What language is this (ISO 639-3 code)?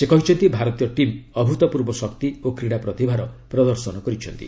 ori